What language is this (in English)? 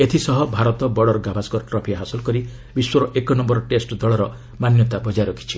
Odia